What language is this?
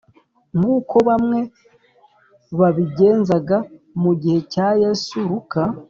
Kinyarwanda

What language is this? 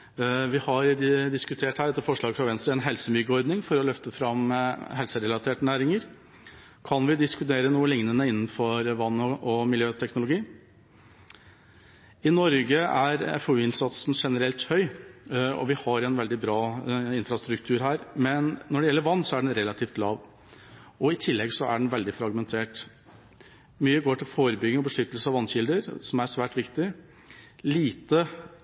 Norwegian Bokmål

